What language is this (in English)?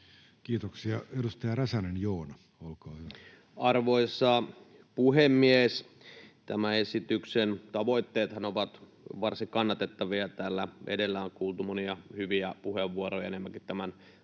Finnish